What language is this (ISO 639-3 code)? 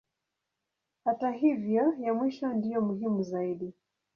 swa